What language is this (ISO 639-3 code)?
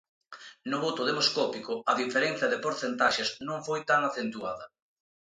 glg